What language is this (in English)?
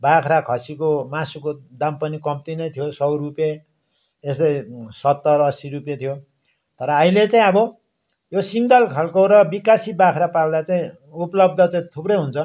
Nepali